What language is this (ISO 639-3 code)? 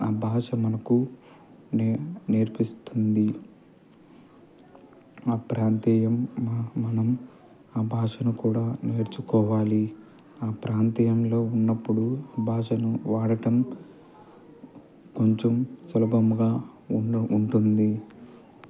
tel